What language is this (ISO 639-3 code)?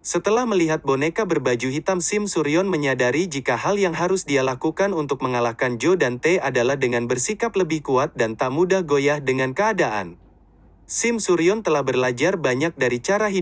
ind